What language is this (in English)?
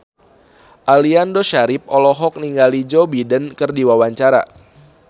Sundanese